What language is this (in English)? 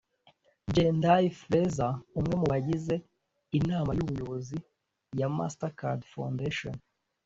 Kinyarwanda